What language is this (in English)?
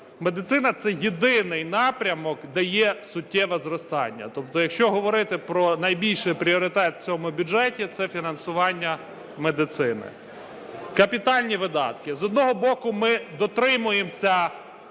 Ukrainian